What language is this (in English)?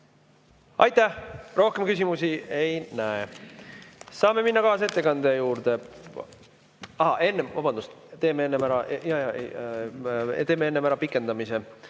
Estonian